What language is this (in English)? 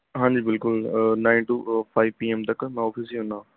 Punjabi